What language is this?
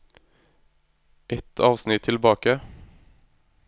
Norwegian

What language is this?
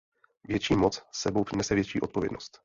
Czech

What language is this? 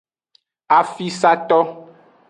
Aja (Benin)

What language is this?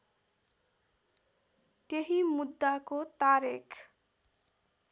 Nepali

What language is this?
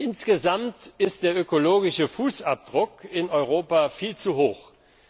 German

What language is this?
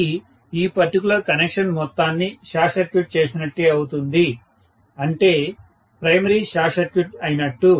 Telugu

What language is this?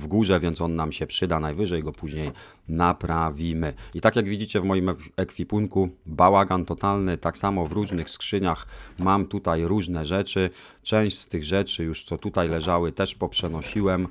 Polish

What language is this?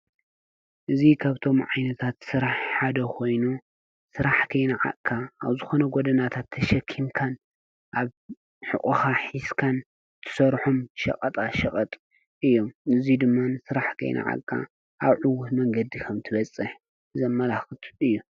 Tigrinya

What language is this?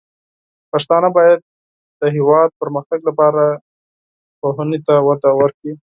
Pashto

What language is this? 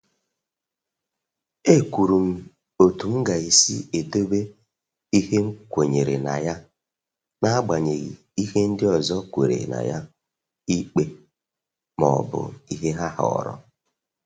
Igbo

